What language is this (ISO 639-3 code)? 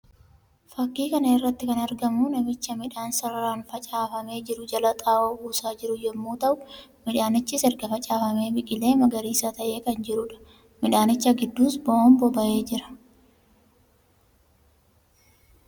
orm